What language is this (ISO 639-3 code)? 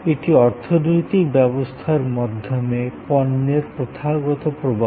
ben